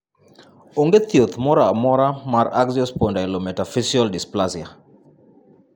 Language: Luo (Kenya and Tanzania)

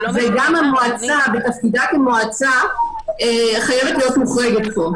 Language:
Hebrew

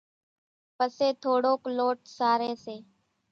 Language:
Kachi Koli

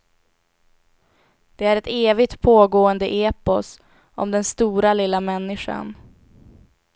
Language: Swedish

